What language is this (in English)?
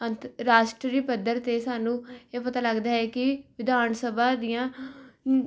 Punjabi